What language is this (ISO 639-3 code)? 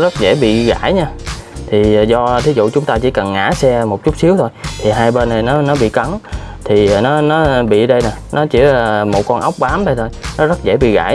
vie